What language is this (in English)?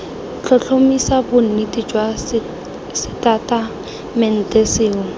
Tswana